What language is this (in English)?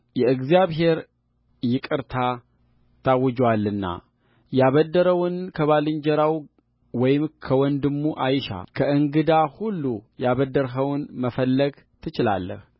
Amharic